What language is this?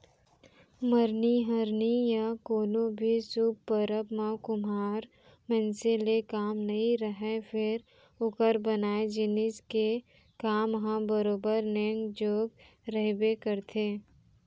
Chhattisgarhi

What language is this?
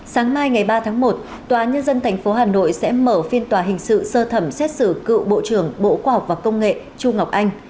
Vietnamese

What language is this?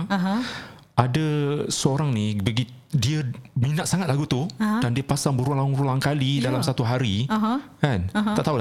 Malay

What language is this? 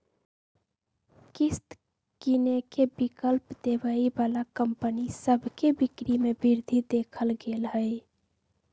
Magahi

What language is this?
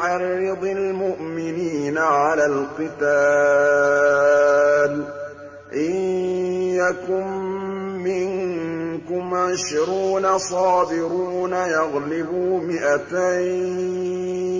Arabic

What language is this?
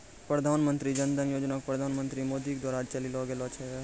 Maithili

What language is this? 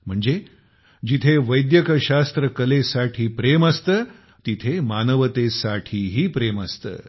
Marathi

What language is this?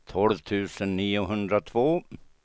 Swedish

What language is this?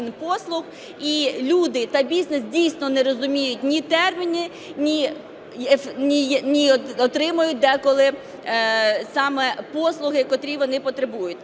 Ukrainian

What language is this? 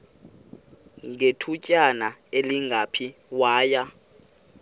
Xhosa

